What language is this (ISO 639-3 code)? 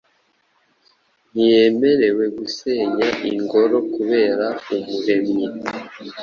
kin